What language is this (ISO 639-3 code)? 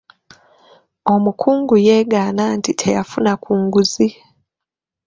lug